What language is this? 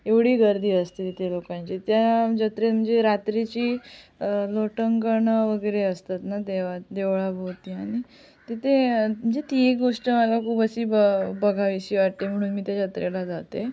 Marathi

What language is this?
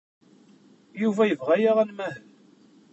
Kabyle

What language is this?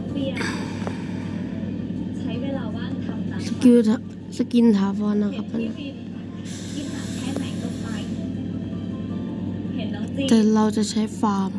Thai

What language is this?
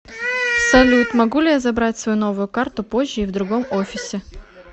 Russian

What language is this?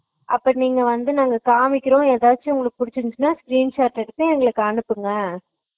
Tamil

